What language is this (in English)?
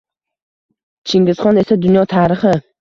Uzbek